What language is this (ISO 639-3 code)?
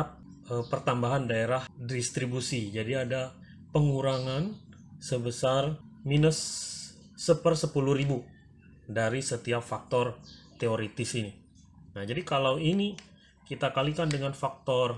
ind